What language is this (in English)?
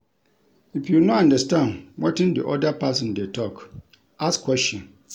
Nigerian Pidgin